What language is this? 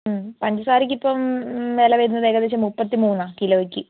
Malayalam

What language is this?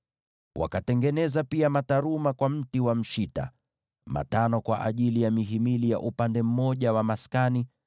Swahili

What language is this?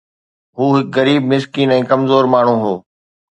Sindhi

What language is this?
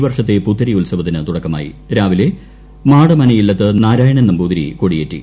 Malayalam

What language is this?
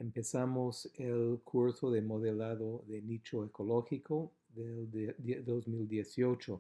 Spanish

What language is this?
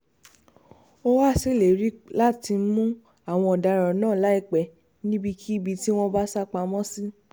Yoruba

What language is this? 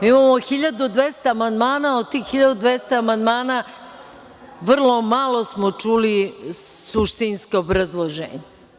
Serbian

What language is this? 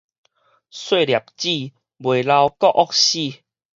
Min Nan Chinese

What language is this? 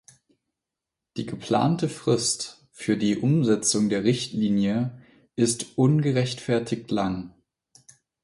German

